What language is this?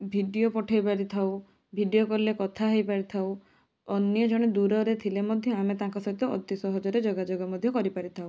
Odia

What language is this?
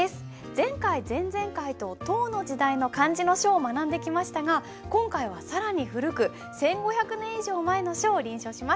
Japanese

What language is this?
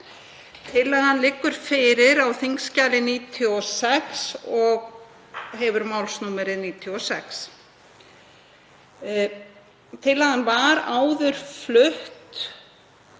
Icelandic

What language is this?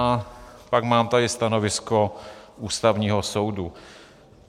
Czech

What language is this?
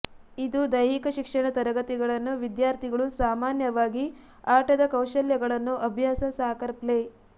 Kannada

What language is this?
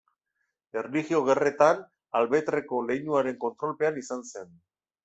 Basque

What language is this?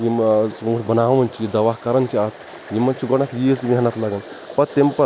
Kashmiri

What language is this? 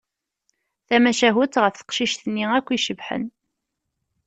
Kabyle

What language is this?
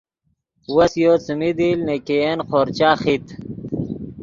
Yidgha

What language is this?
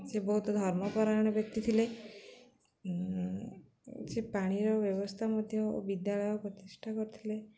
Odia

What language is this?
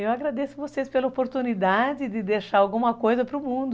Portuguese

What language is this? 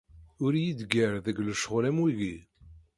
Kabyle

